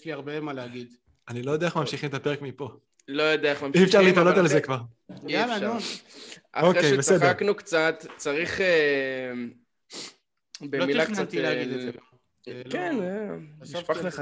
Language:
Hebrew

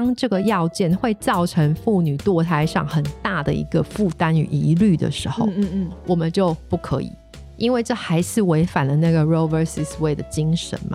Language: Chinese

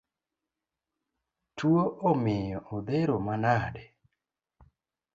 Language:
Luo (Kenya and Tanzania)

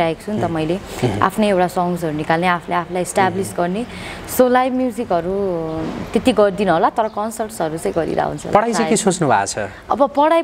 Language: Thai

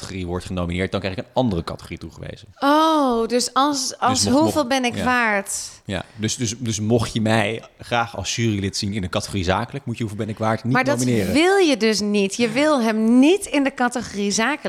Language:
Dutch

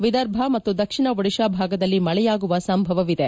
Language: Kannada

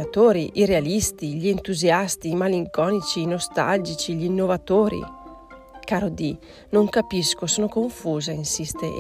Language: Italian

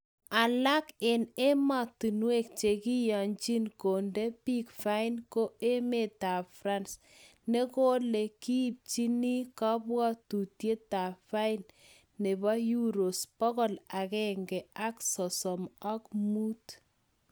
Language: Kalenjin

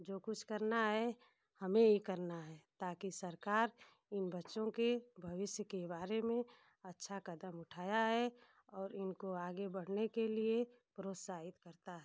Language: Hindi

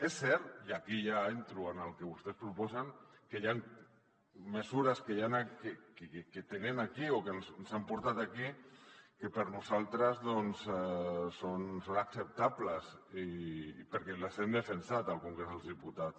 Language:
Catalan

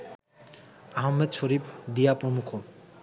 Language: Bangla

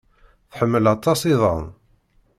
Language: Kabyle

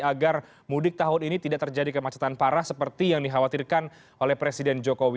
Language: Indonesian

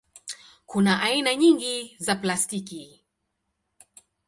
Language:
Swahili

